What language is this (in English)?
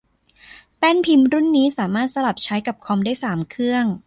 Thai